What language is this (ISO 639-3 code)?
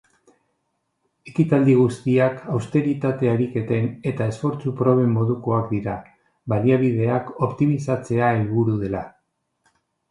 eus